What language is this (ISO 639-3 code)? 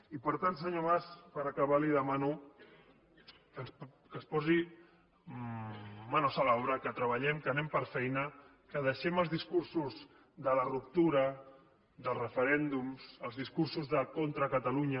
cat